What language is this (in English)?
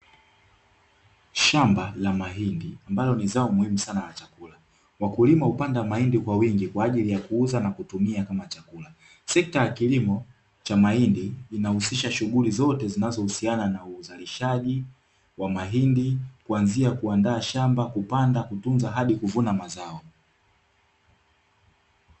Swahili